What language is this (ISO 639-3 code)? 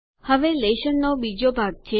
guj